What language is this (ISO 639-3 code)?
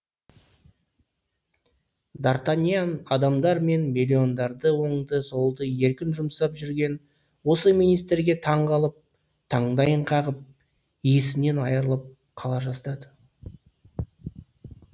kaz